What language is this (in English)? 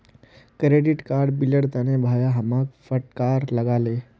Magahi